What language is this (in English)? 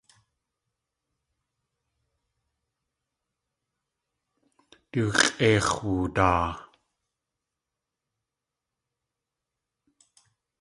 Tlingit